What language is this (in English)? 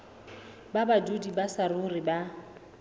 Southern Sotho